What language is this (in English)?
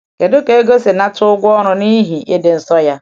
Igbo